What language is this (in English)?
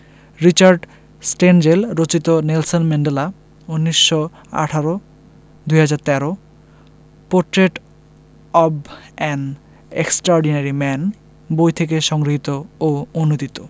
Bangla